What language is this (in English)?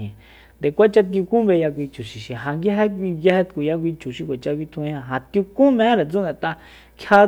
Soyaltepec Mazatec